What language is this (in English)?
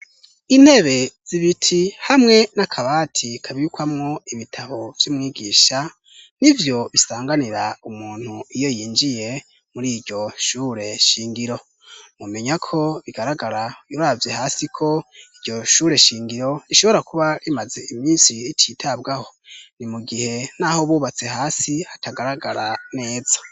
Rundi